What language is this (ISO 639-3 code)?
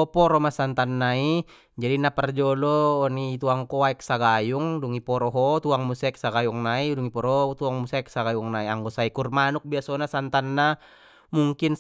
btm